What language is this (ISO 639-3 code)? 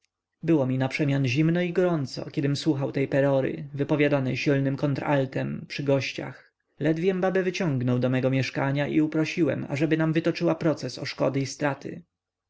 pol